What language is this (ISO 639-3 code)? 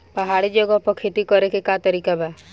bho